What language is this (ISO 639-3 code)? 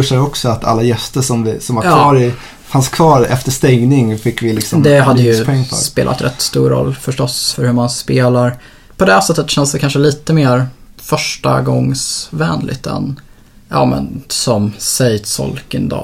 swe